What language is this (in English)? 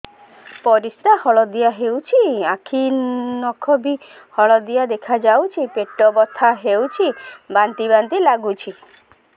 Odia